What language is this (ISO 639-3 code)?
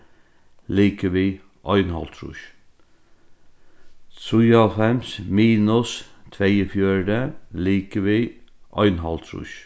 fao